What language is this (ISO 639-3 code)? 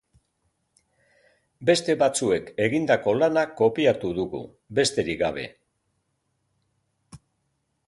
eus